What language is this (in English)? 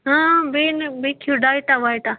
Kashmiri